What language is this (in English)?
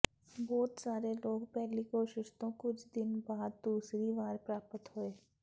Punjabi